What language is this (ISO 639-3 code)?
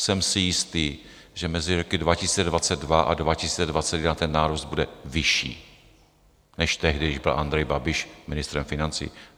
ces